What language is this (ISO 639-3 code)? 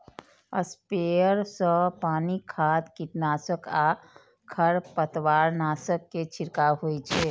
mai